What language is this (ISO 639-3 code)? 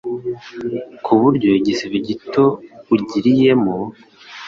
kin